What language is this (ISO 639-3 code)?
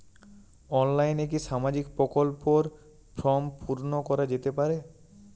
ben